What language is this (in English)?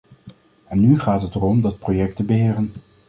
Dutch